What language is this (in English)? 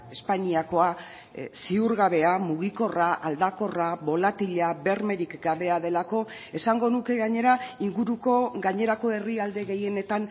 Basque